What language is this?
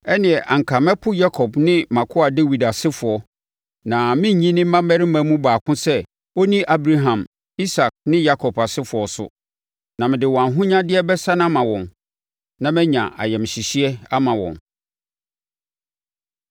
Akan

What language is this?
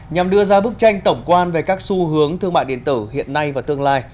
Vietnamese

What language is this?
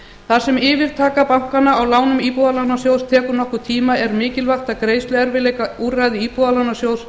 Icelandic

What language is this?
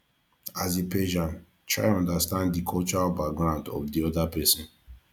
Nigerian Pidgin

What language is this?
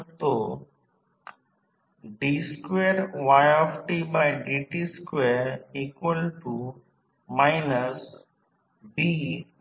Marathi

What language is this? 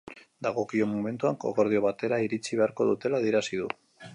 Basque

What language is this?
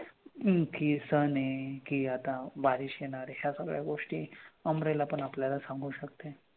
Marathi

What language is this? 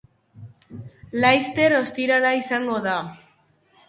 Basque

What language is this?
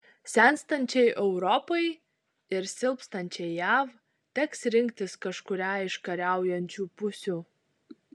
Lithuanian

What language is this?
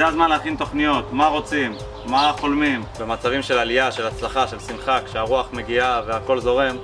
Hebrew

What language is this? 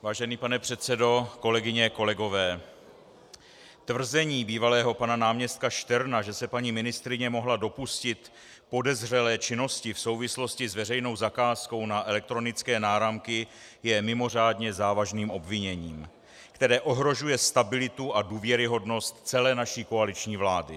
Czech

